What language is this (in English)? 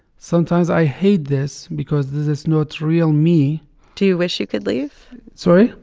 English